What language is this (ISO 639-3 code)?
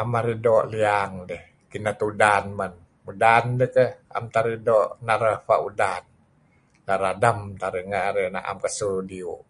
kzi